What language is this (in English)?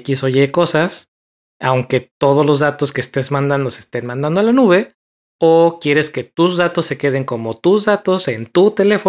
Spanish